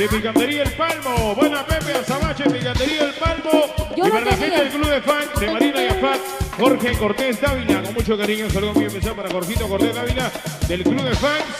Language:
Spanish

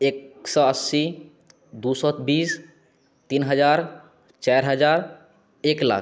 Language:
Maithili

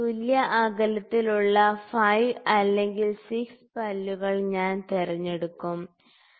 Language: Malayalam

